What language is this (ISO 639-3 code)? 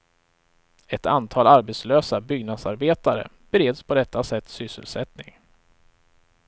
swe